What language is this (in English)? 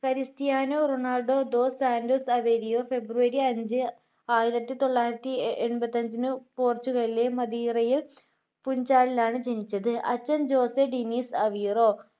Malayalam